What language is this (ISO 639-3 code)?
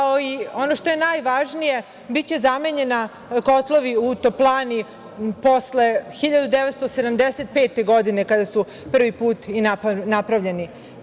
srp